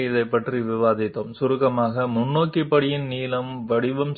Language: Telugu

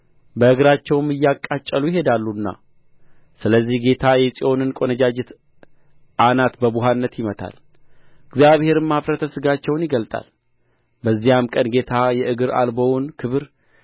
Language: Amharic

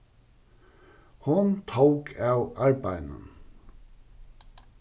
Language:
Faroese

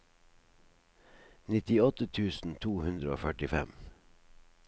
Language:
Norwegian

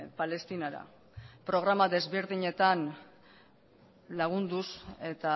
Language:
Basque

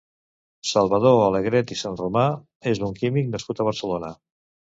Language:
Catalan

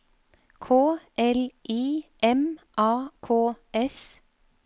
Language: Norwegian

